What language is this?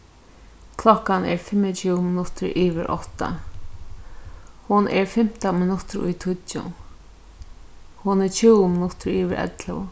Faroese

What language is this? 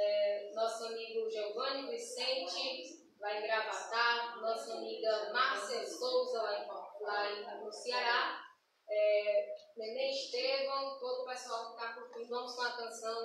Portuguese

